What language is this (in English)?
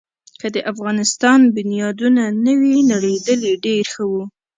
Pashto